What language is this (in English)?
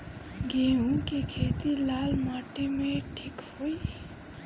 Bhojpuri